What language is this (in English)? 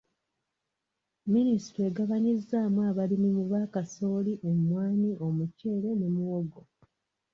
Ganda